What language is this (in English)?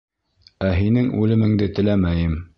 Bashkir